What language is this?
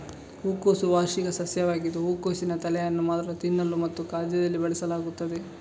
Kannada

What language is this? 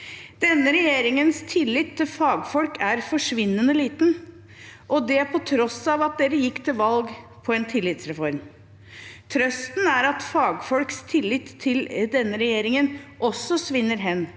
Norwegian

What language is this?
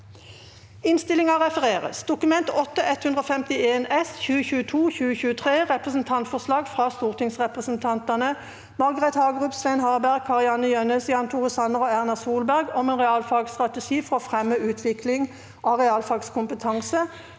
Norwegian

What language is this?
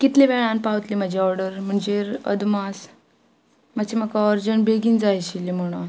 Konkani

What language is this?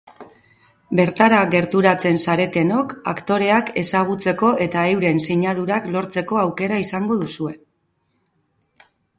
Basque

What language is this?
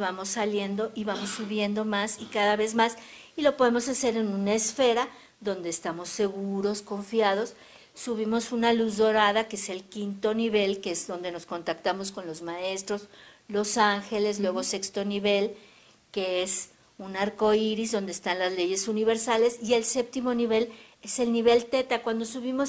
Spanish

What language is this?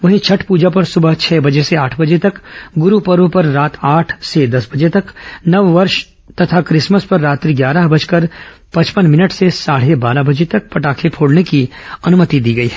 Hindi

